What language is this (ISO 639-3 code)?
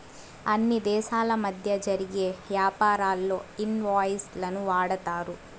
tel